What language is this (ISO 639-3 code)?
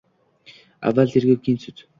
uzb